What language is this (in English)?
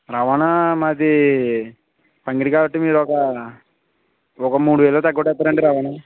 Telugu